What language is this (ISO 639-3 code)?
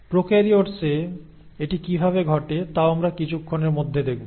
ben